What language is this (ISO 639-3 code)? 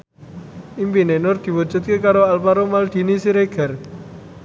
jav